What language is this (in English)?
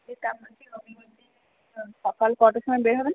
Bangla